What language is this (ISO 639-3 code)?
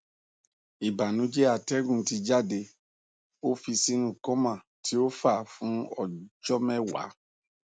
yor